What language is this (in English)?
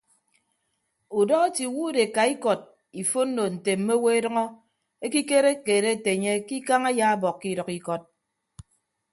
Ibibio